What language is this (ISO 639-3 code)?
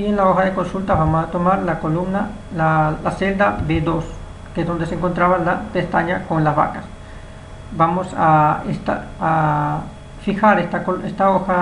spa